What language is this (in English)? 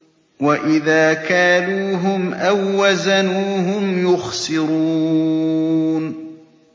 Arabic